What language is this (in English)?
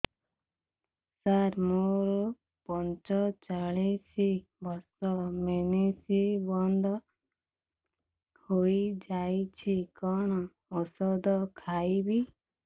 Odia